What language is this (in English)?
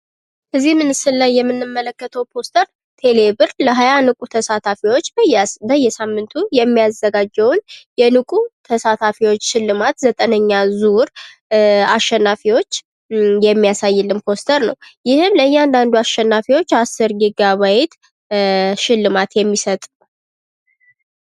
Amharic